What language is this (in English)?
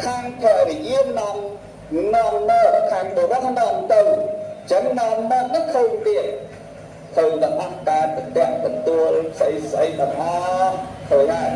Vietnamese